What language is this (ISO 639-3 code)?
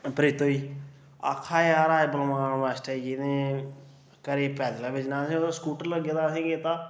doi